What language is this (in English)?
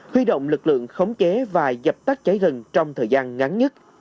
Vietnamese